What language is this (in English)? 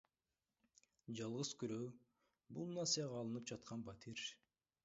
Kyrgyz